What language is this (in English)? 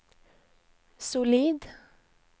Norwegian